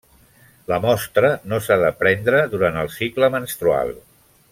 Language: Catalan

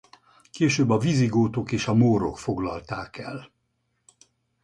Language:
Hungarian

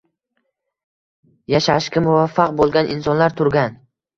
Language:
Uzbek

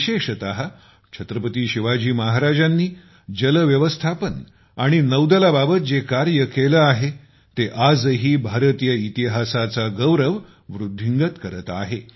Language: Marathi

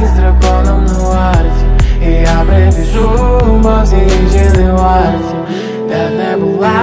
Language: Ukrainian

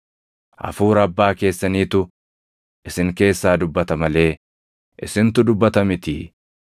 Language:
Oromo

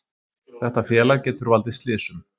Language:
Icelandic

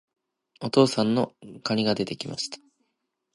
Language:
Japanese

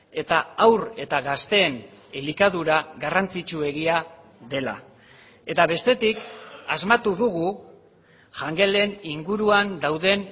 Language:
Basque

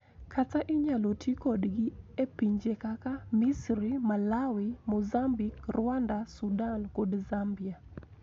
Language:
Luo (Kenya and Tanzania)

